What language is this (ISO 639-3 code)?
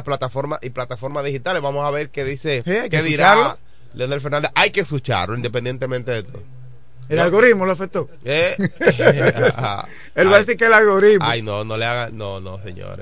spa